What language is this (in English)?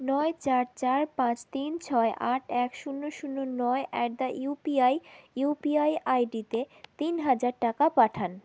Bangla